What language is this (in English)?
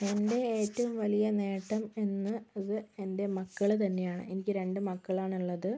Malayalam